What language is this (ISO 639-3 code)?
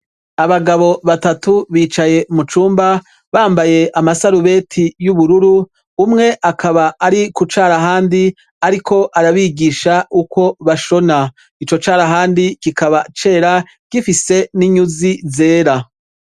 run